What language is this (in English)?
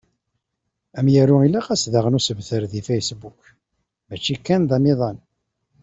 Kabyle